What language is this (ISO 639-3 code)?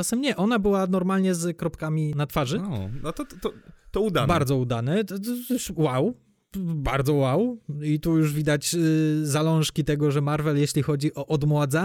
pol